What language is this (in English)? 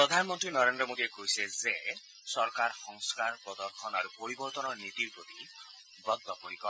Assamese